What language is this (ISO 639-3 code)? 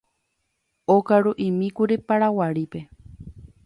grn